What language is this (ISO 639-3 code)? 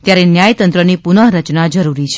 guj